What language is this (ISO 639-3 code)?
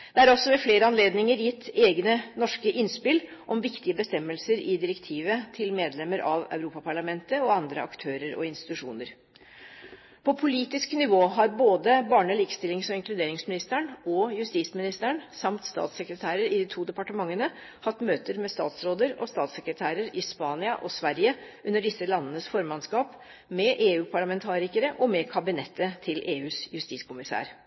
nob